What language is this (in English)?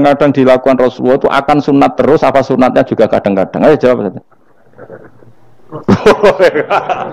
Indonesian